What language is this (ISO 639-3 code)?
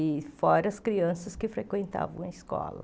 por